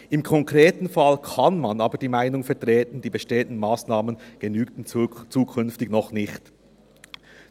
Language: Swiss German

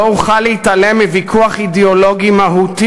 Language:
Hebrew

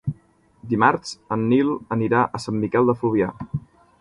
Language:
Catalan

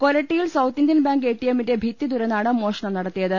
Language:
Malayalam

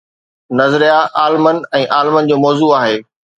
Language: Sindhi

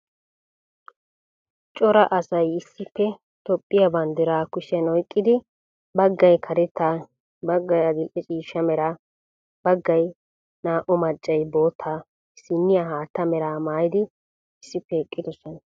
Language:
Wolaytta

